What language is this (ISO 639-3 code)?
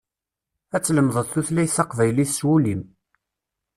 kab